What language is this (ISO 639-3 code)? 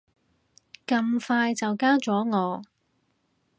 yue